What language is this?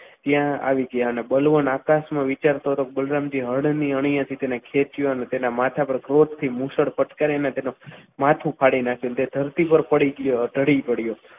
Gujarati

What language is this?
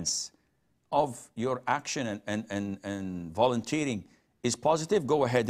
English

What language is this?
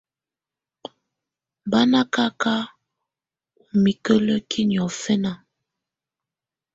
Tunen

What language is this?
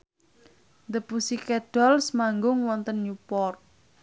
Javanese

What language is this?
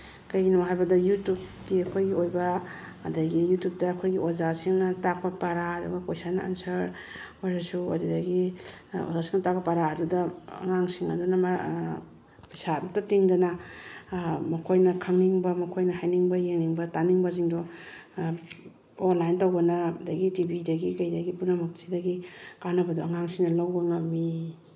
Manipuri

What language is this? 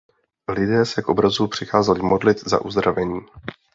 Czech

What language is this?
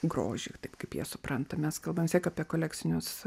Lithuanian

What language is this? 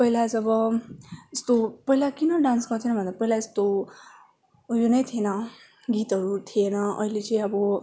Nepali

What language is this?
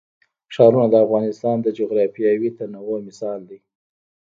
Pashto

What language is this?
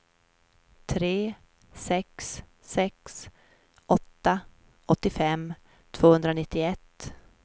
Swedish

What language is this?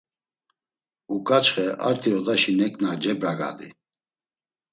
Laz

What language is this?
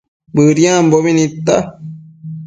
Matsés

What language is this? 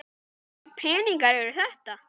Icelandic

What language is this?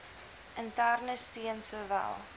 Afrikaans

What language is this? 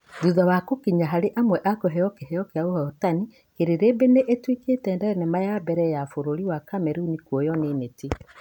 Kikuyu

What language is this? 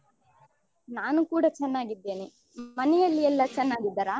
Kannada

